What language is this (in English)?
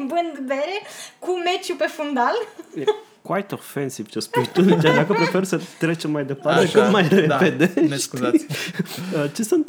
Romanian